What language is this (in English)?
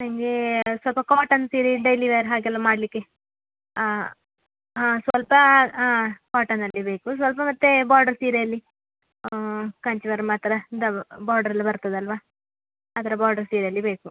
Kannada